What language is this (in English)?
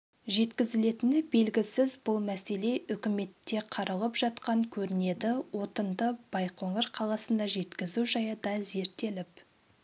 Kazakh